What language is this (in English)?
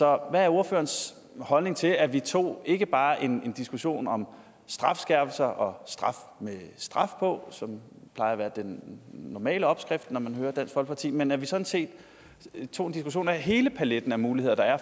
Danish